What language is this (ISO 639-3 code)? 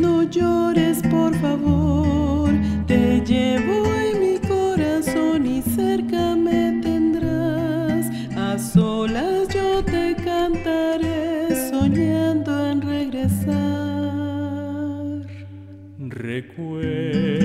ron